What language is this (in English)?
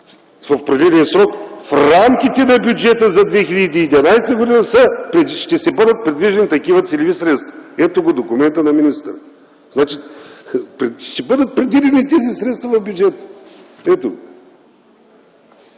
Bulgarian